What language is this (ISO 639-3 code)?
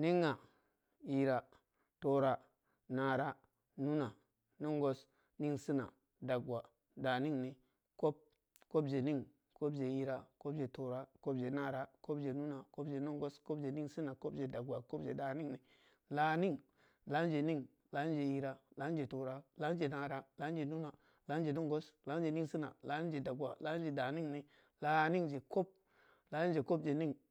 ndi